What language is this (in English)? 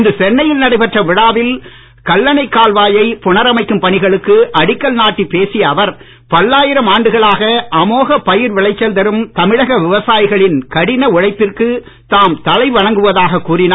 Tamil